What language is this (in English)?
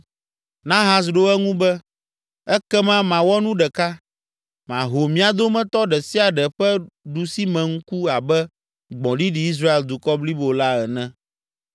Ewe